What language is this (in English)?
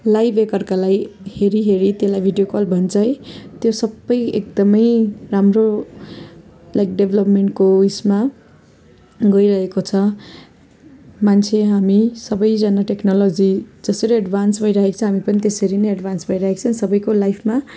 Nepali